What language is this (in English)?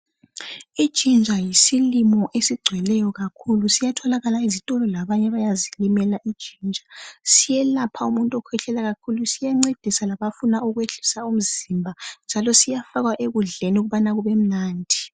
North Ndebele